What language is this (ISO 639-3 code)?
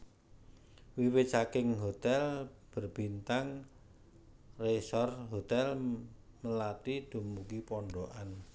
jav